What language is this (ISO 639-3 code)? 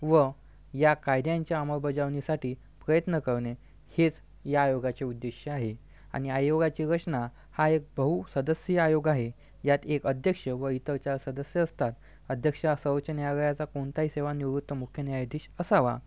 mar